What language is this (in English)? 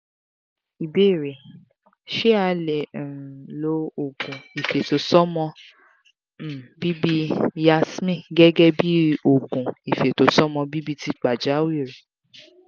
Yoruba